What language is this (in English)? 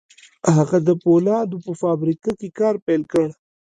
Pashto